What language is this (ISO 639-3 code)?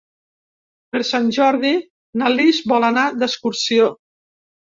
cat